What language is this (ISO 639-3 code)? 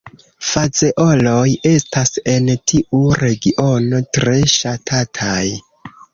epo